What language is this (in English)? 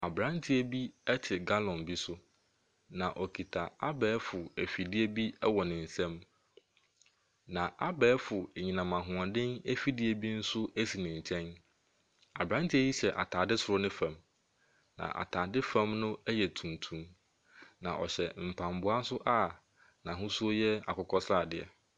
Akan